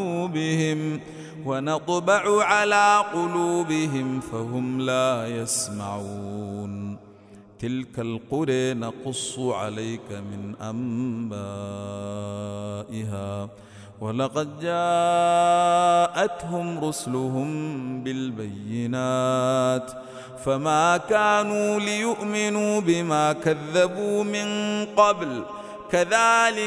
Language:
Arabic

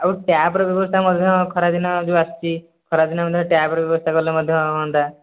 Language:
Odia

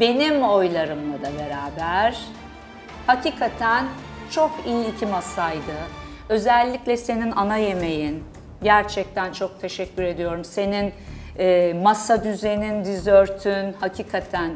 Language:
Turkish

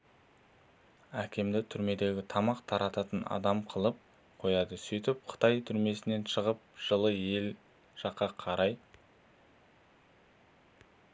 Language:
Kazakh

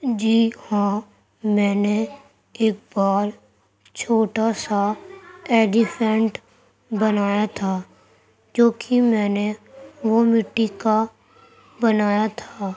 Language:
Urdu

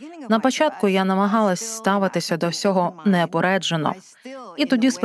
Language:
Ukrainian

